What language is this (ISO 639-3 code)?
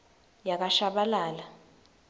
ssw